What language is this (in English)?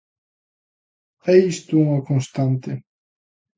Galician